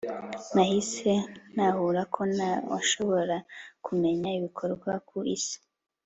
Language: Kinyarwanda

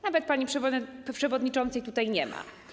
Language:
Polish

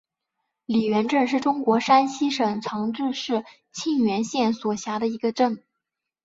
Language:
Chinese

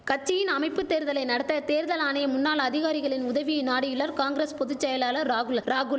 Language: Tamil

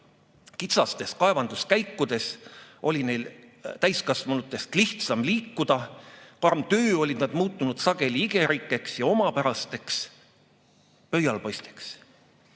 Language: Estonian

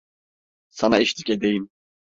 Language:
Turkish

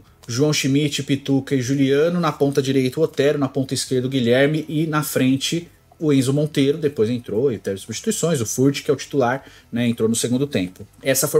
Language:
Portuguese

